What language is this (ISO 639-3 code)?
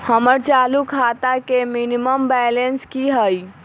mag